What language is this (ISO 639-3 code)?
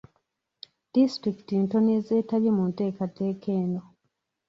lug